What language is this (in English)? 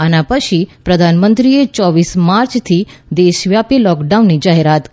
Gujarati